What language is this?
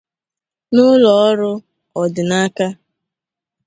Igbo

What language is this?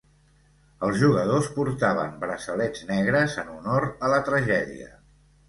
Catalan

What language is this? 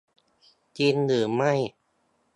Thai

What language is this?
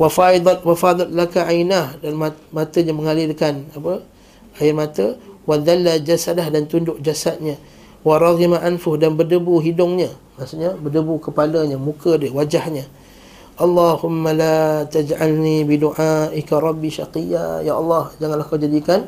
Malay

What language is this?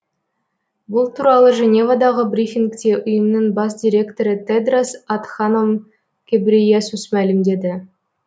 Kazakh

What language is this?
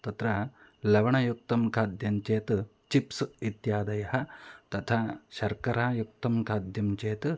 Sanskrit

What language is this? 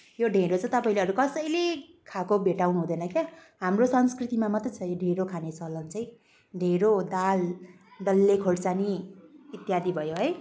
Nepali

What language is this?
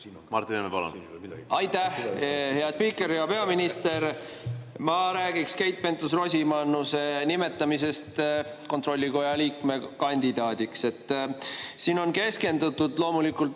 Estonian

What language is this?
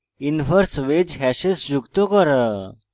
Bangla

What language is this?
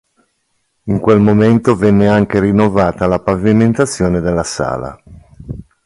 Italian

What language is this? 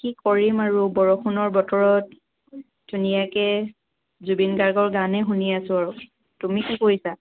Assamese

